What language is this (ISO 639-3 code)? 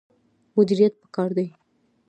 pus